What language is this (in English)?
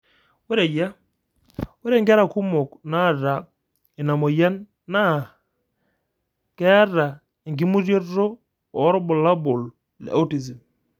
Masai